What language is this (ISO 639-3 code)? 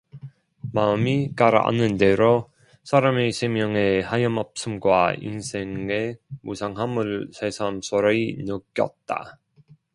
kor